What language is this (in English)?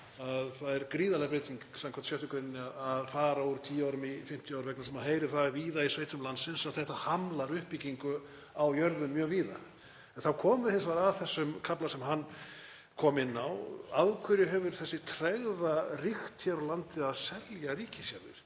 Icelandic